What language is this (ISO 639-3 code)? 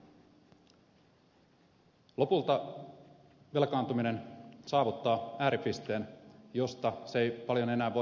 fin